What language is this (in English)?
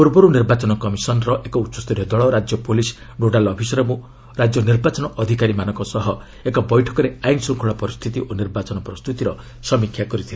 Odia